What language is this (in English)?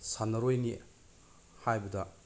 Manipuri